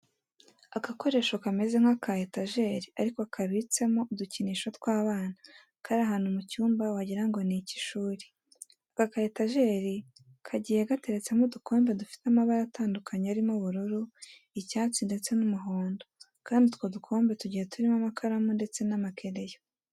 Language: Kinyarwanda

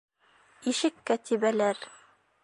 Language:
Bashkir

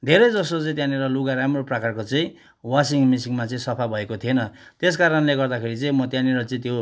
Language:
Nepali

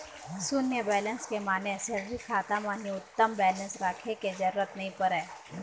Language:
Chhattisgarhi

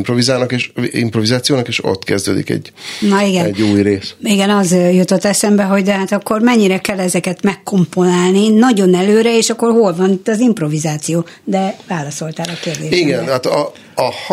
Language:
Hungarian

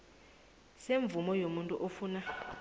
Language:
South Ndebele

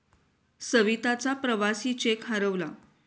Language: Marathi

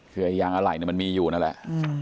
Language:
Thai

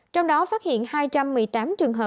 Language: Vietnamese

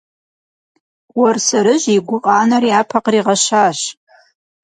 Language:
Kabardian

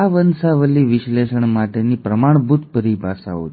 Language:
Gujarati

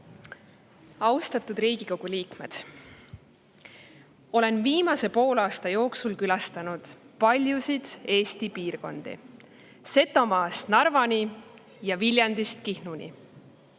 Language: Estonian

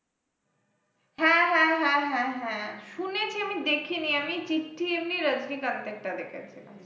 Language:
Bangla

